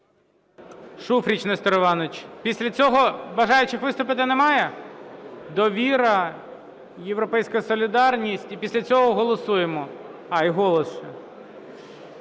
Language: Ukrainian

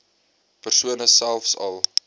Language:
Afrikaans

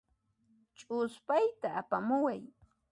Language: Puno Quechua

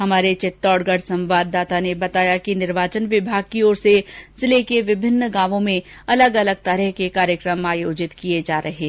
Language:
Hindi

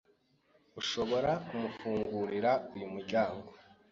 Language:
Kinyarwanda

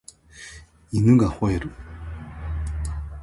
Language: Japanese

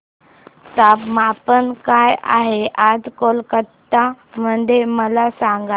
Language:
Marathi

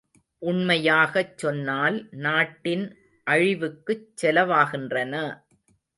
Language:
Tamil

